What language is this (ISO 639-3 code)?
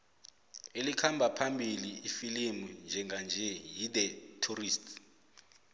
nbl